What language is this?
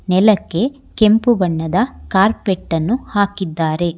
Kannada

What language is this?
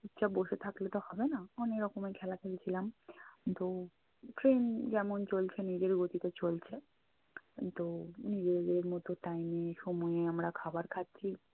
Bangla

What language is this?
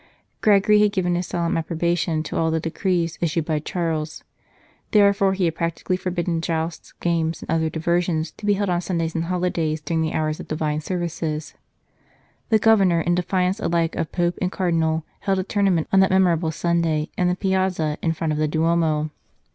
English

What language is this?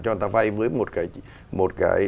Vietnamese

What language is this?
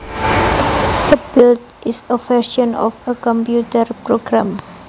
Javanese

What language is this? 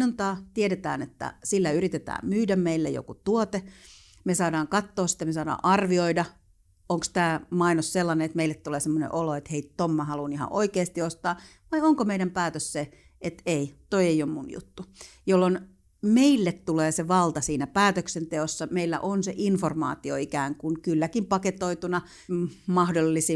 Finnish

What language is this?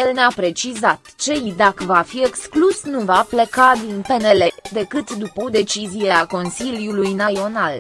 Romanian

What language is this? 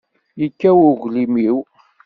Kabyle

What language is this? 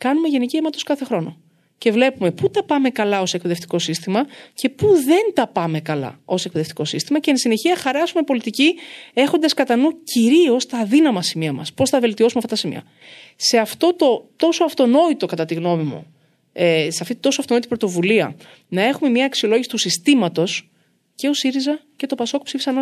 Greek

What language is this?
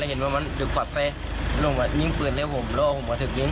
Thai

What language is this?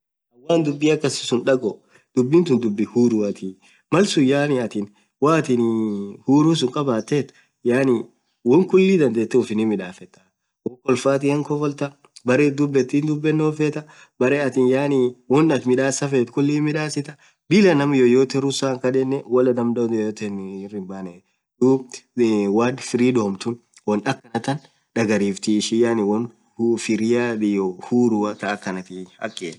Orma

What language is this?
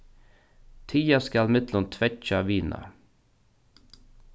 Faroese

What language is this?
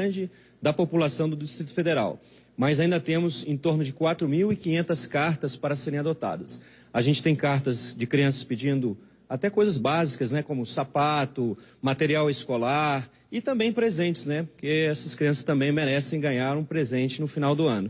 Portuguese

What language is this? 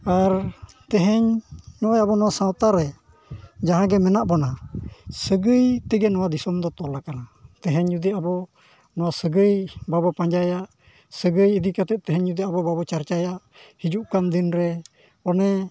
Santali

